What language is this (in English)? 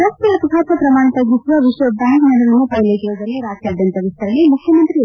Kannada